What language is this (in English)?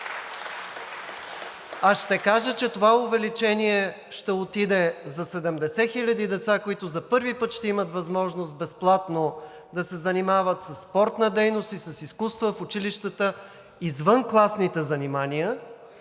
Bulgarian